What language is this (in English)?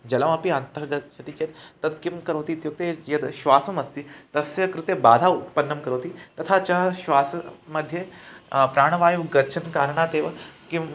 Sanskrit